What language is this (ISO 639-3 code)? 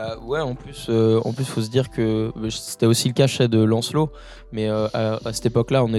fra